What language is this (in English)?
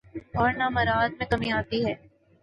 Urdu